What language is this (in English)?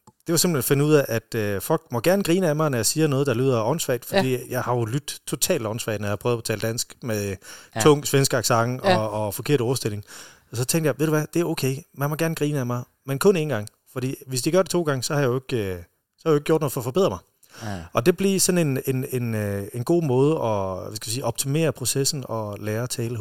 Danish